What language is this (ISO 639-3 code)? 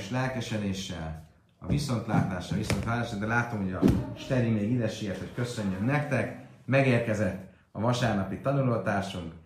hun